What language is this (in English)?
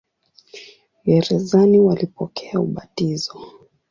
Swahili